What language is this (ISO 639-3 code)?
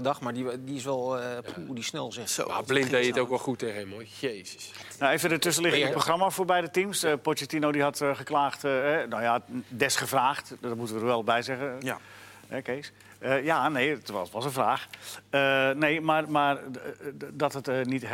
nld